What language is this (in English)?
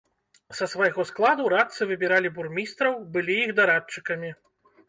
Belarusian